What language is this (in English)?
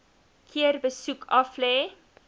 Afrikaans